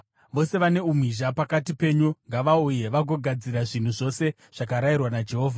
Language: Shona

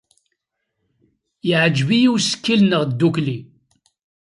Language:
Kabyle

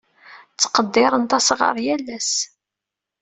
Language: Kabyle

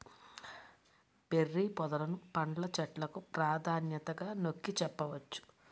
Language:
Telugu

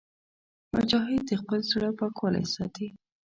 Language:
Pashto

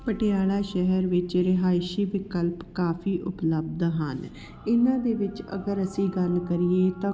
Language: Punjabi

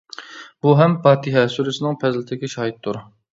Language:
Uyghur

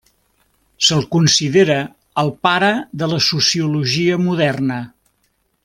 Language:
Catalan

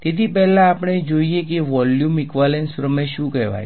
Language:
Gujarati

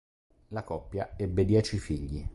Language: Italian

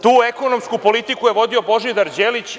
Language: Serbian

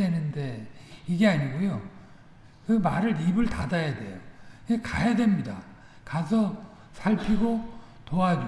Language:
Korean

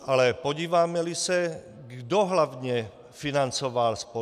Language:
Czech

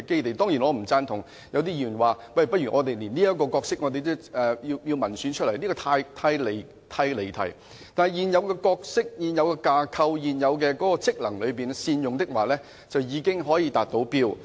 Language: Cantonese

